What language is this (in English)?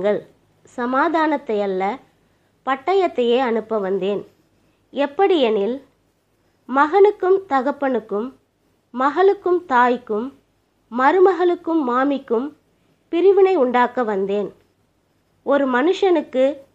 Tamil